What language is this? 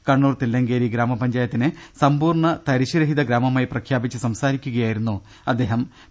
Malayalam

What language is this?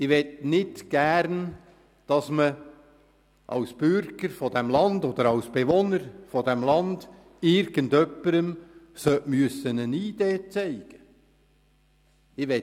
Swiss German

